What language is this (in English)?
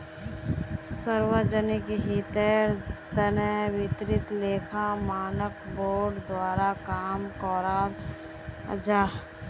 Magahi